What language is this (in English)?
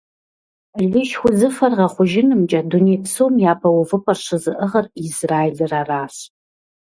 Kabardian